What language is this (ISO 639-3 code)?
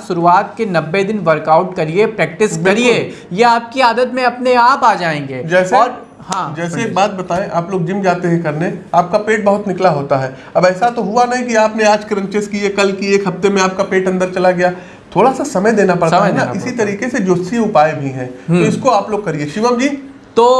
hin